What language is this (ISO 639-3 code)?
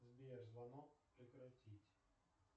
rus